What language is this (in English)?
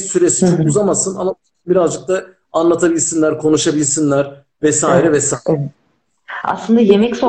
Turkish